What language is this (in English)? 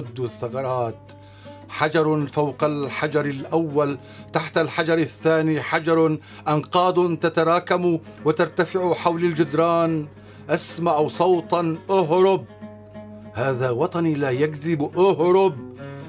Arabic